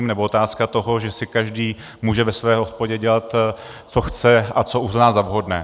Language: Czech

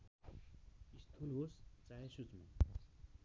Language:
Nepali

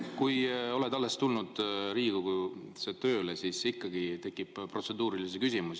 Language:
Estonian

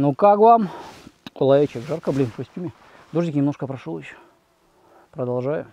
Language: Russian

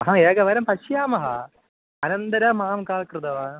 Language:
Sanskrit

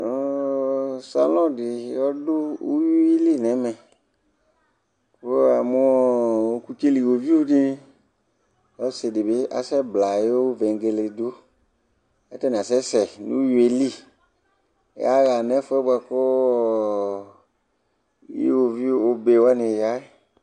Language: Ikposo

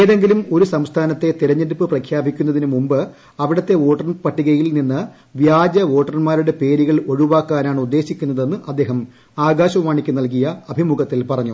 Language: Malayalam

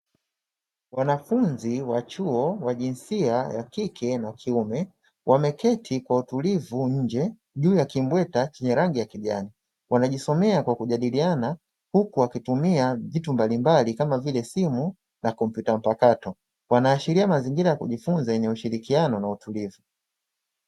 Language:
Swahili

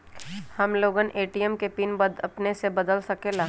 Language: Magahi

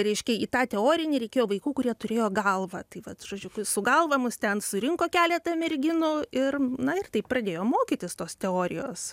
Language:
Lithuanian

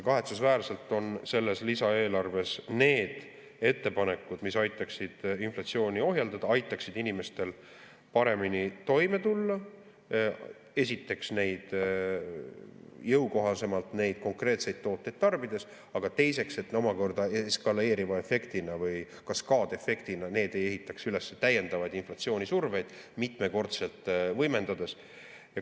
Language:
Estonian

